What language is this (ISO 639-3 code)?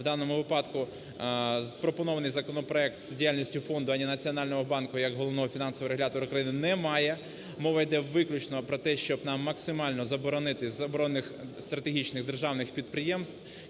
ukr